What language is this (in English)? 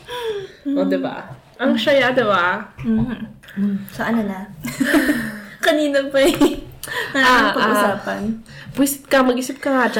Filipino